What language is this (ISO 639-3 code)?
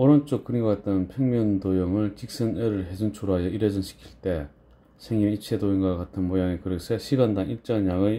kor